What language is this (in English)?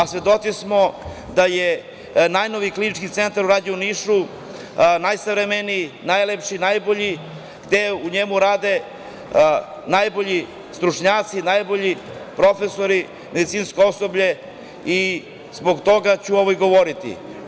Serbian